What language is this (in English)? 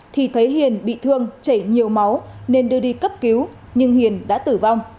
Vietnamese